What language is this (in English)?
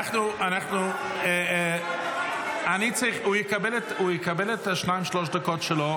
Hebrew